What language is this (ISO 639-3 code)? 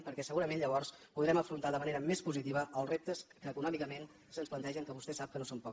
cat